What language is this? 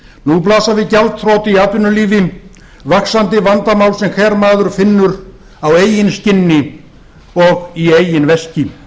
Icelandic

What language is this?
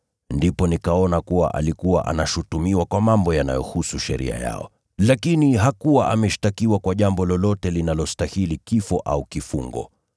Swahili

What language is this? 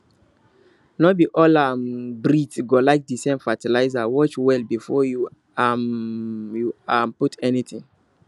Nigerian Pidgin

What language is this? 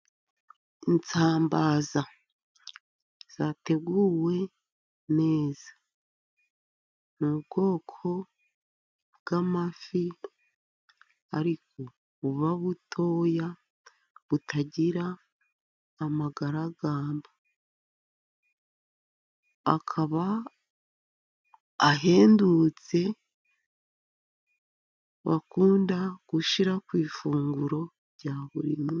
Kinyarwanda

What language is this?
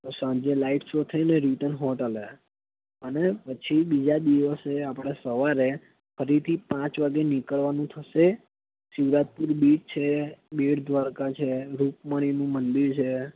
Gujarati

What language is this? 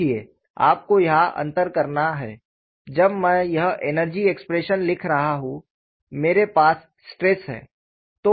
Hindi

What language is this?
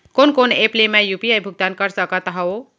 Chhattisgarhi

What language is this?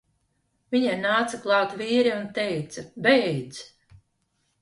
Latvian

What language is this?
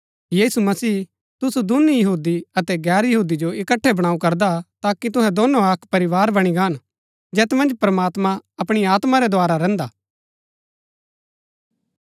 Gaddi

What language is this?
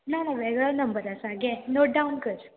Konkani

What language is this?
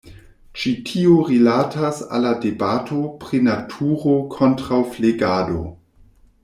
Esperanto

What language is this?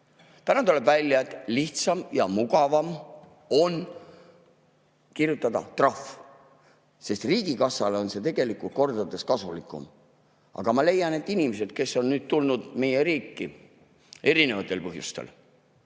Estonian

